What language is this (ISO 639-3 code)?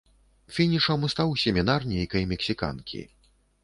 bel